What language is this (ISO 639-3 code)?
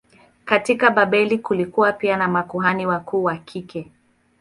swa